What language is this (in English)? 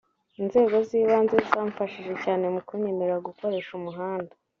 Kinyarwanda